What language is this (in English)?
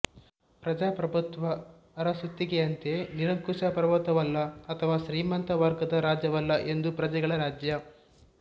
Kannada